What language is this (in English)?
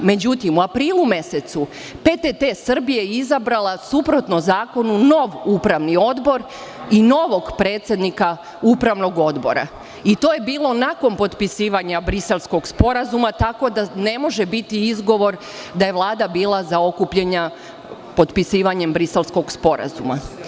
Serbian